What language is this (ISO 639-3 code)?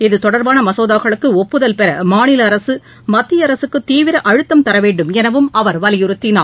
tam